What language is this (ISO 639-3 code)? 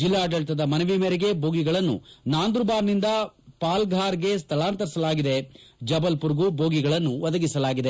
kan